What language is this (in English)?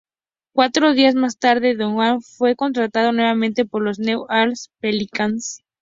Spanish